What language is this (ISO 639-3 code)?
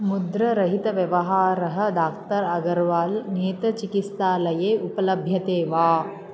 san